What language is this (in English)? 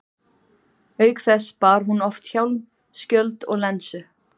Icelandic